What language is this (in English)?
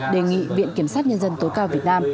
Vietnamese